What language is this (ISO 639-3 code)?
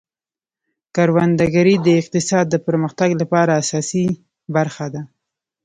pus